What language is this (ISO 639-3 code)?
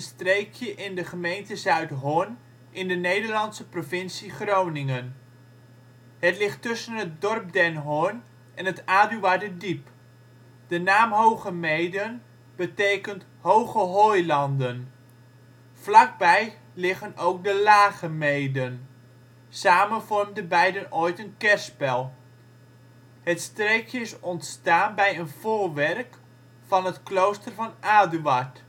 nld